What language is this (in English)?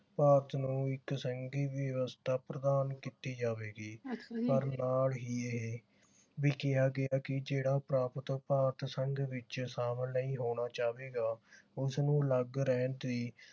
Punjabi